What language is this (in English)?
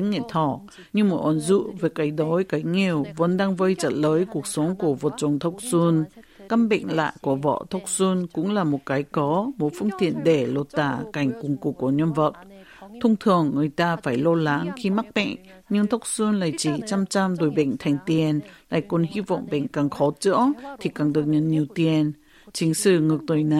Vietnamese